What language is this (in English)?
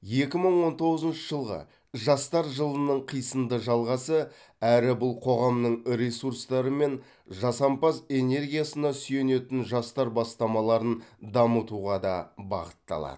Kazakh